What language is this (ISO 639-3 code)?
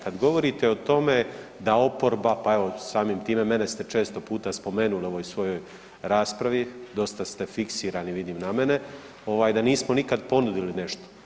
hrv